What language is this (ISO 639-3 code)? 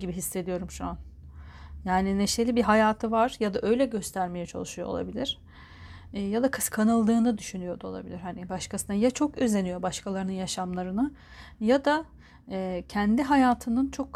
tur